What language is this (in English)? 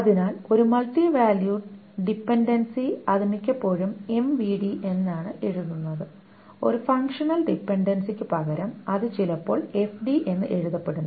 Malayalam